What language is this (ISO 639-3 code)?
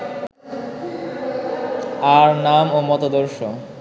ben